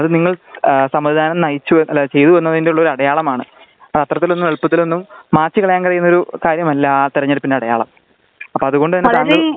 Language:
Malayalam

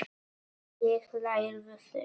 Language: Icelandic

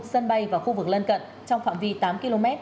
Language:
Vietnamese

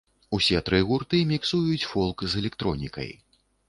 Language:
Belarusian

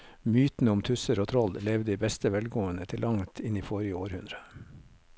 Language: Norwegian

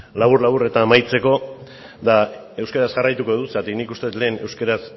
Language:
Basque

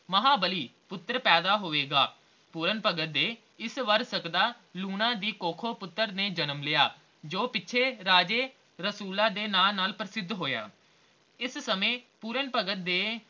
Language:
Punjabi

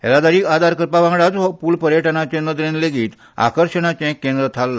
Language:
Konkani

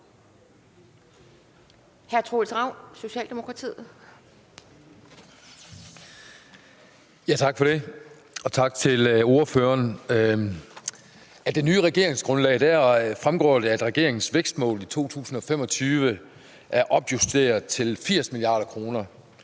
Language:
Danish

